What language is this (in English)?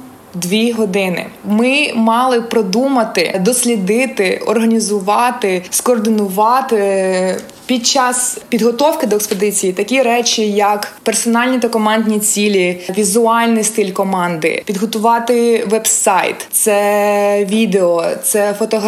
Ukrainian